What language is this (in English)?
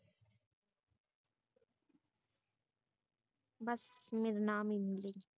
Punjabi